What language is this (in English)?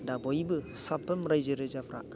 Bodo